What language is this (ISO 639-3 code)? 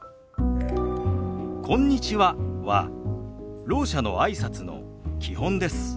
jpn